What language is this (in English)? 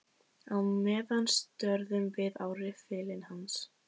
Icelandic